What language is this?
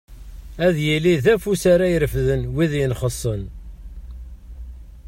Kabyle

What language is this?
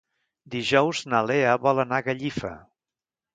Catalan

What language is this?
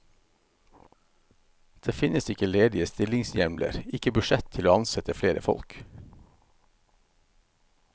Norwegian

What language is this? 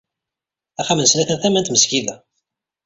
Kabyle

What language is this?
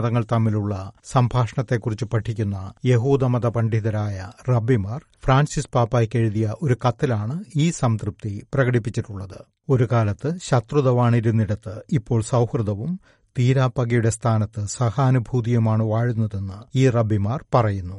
Malayalam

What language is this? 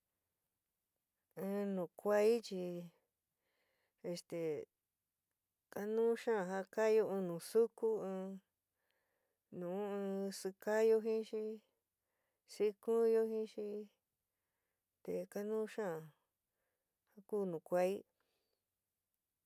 San Miguel El Grande Mixtec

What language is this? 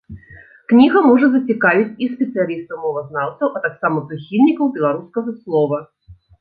Belarusian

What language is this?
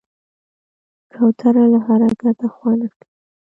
Pashto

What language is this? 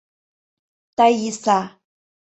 Mari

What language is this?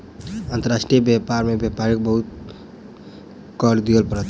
Maithili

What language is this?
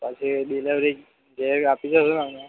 Gujarati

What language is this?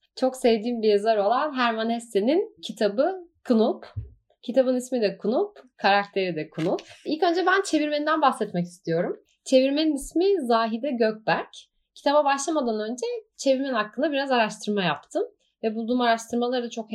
Turkish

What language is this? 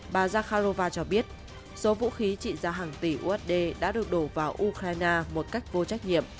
Vietnamese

